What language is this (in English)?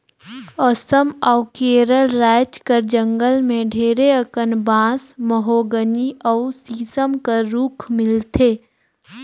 Chhattisgarhi